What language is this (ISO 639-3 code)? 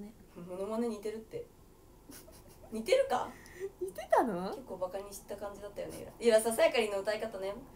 jpn